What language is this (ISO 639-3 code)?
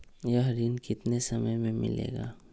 mag